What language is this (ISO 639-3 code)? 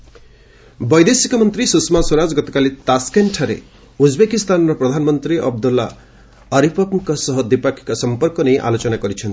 ori